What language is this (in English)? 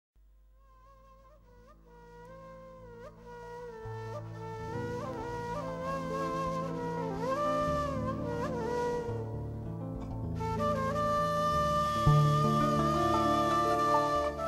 Turkish